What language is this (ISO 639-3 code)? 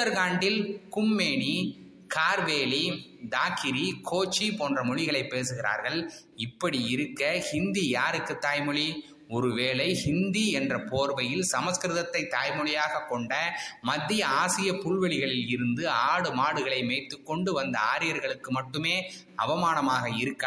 tam